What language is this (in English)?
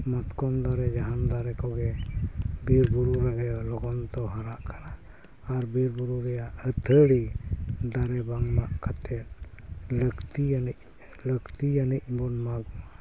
Santali